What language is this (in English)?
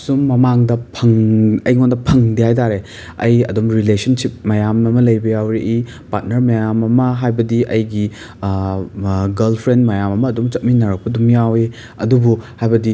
Manipuri